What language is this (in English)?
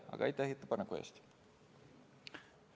Estonian